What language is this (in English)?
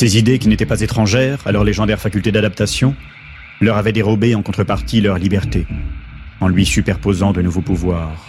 French